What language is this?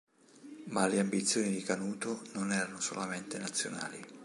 Italian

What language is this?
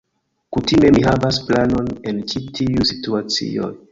Esperanto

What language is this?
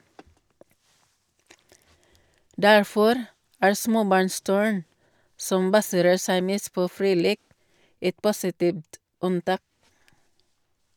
Norwegian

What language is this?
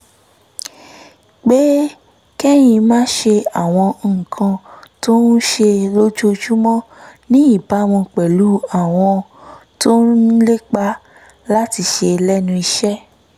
Yoruba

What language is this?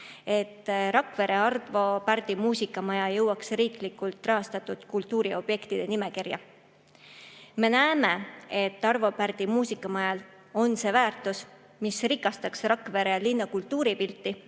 Estonian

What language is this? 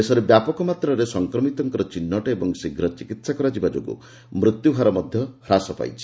Odia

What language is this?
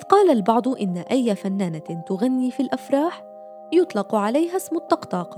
Arabic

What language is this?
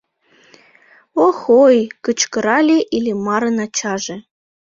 Mari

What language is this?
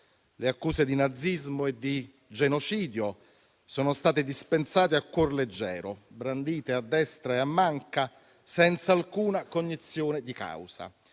Italian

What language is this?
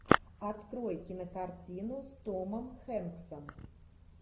Russian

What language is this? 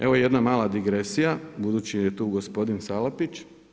Croatian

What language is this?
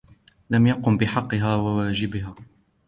Arabic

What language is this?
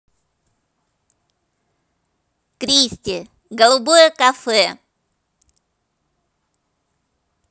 Russian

